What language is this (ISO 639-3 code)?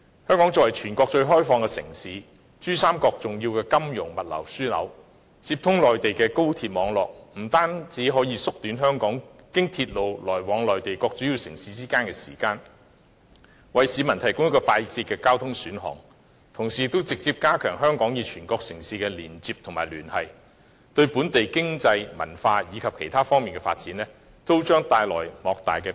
yue